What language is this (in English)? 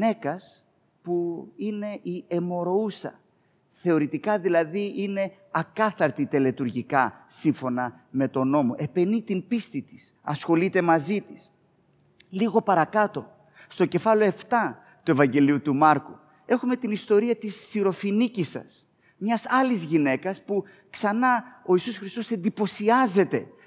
Greek